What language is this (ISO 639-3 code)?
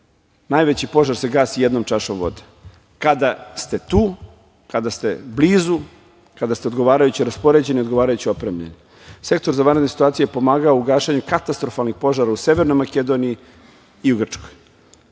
srp